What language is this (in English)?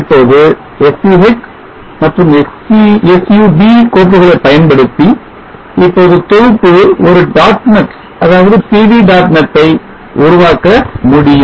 Tamil